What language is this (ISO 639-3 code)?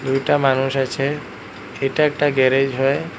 ben